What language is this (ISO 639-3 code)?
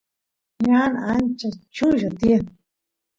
qus